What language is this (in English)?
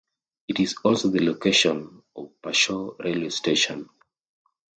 English